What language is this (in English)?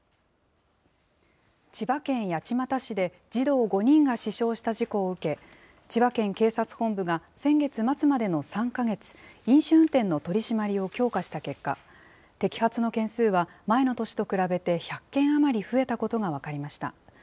Japanese